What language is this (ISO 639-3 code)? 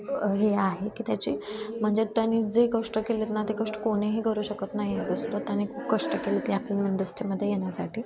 mar